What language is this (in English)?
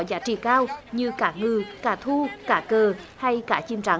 Vietnamese